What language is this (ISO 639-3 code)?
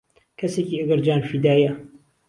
ckb